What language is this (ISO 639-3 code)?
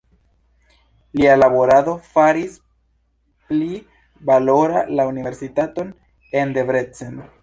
epo